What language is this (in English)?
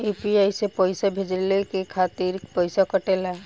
Bhojpuri